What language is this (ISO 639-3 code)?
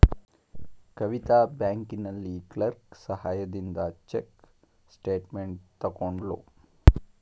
kan